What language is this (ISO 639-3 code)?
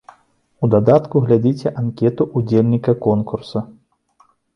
bel